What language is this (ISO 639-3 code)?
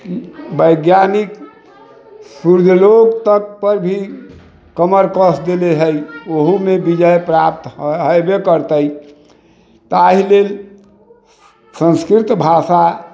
mai